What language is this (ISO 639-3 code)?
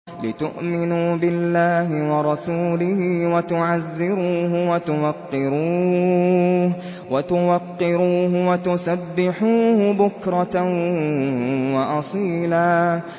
ara